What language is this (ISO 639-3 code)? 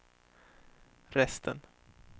swe